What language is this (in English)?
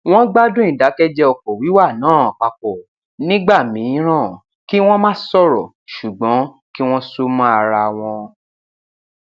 Yoruba